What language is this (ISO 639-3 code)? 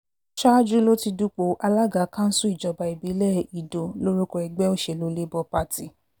yor